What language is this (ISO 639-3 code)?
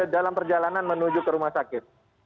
ind